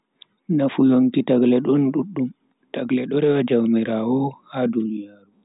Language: Bagirmi Fulfulde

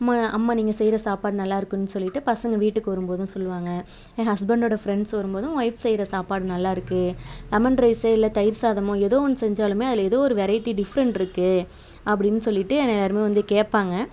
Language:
Tamil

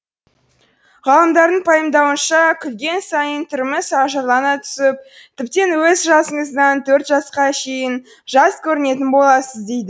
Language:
Kazakh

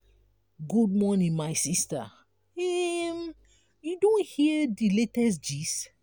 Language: Nigerian Pidgin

